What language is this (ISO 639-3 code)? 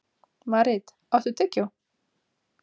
isl